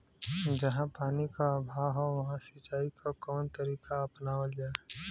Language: Bhojpuri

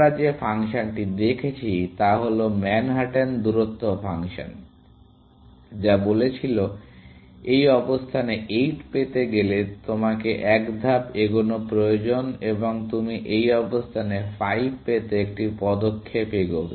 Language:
Bangla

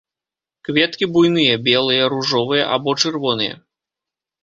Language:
Belarusian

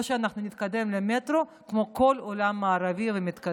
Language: Hebrew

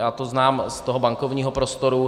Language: Czech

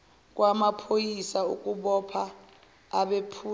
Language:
Zulu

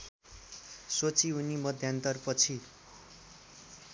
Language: Nepali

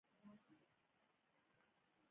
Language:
Pashto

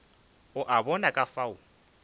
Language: Northern Sotho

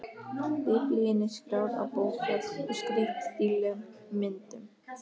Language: Icelandic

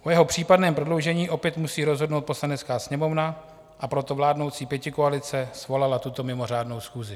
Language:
Czech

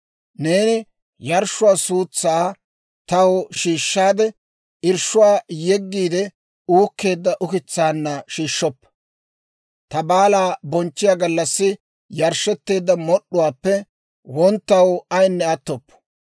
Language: Dawro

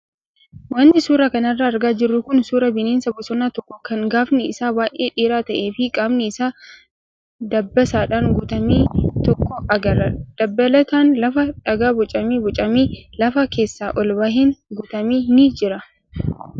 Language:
Oromo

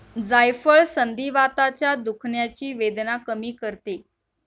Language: Marathi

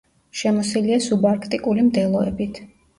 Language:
Georgian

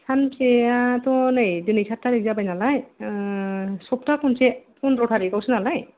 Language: Bodo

